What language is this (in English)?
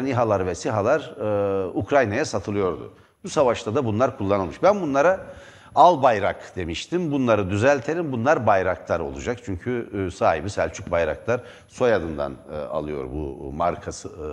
Turkish